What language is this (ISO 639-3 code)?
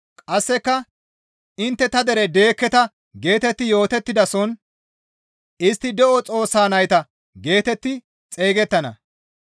gmv